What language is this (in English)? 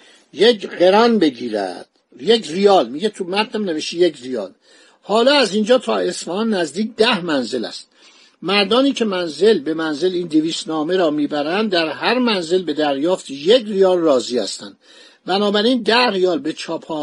Persian